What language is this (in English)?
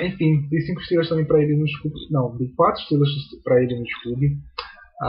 Portuguese